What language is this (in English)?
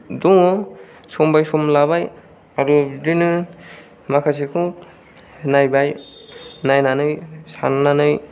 Bodo